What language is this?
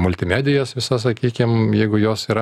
Lithuanian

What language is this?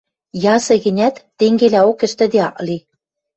Western Mari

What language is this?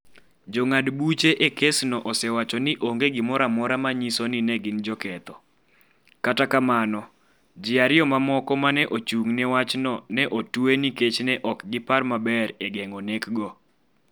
Luo (Kenya and Tanzania)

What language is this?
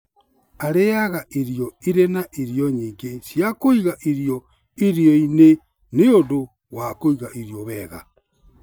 Kikuyu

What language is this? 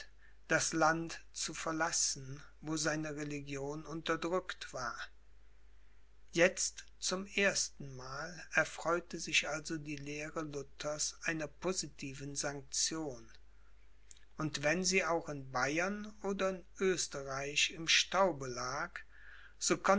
German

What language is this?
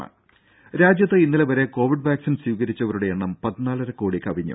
Malayalam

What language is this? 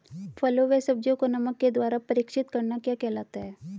Hindi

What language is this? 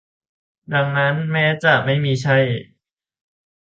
Thai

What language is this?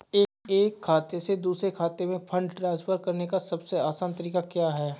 Hindi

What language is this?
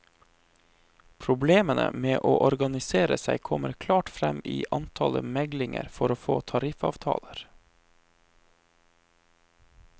Norwegian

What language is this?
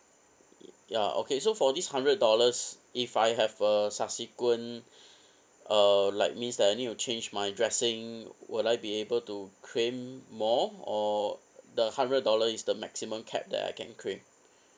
English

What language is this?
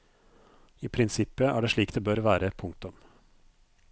Norwegian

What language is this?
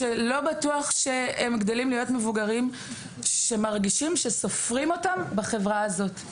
Hebrew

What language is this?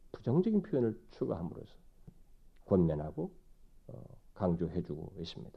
Korean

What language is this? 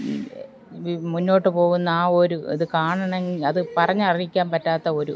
Malayalam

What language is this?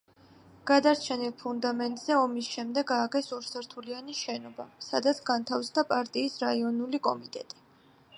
Georgian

